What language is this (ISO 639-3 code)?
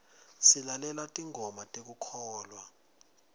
ssw